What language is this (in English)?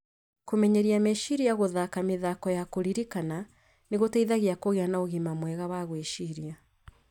Kikuyu